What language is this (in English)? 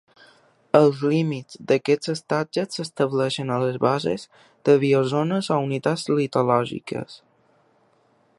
Catalan